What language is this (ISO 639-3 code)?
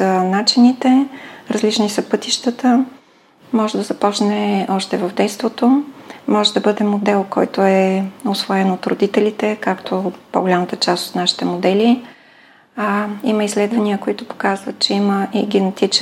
bul